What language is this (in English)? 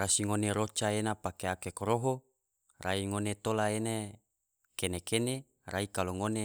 Tidore